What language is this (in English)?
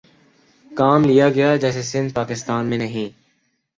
Urdu